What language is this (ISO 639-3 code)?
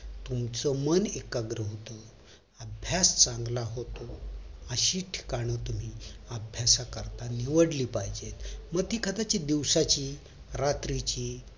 mar